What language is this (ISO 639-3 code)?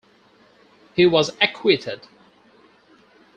eng